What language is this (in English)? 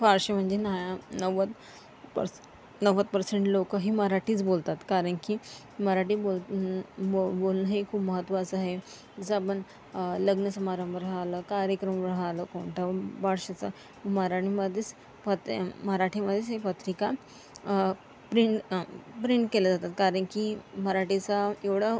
Marathi